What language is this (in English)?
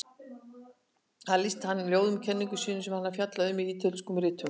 Icelandic